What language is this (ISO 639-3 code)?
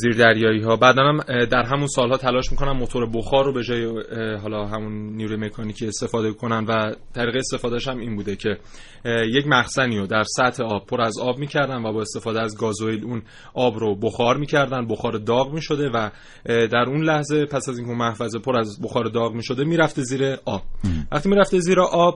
fas